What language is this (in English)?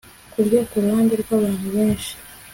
Kinyarwanda